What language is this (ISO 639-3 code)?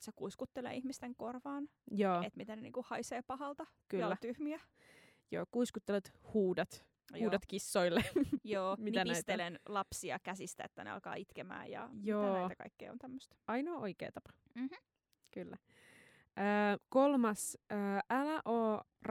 fin